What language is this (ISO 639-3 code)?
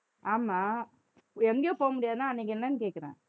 tam